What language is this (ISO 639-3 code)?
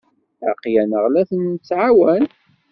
kab